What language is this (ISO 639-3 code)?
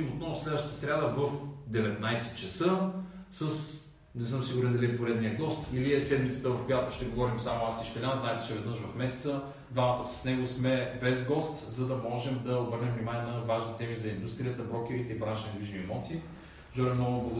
bul